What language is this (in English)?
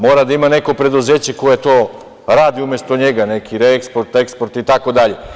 Serbian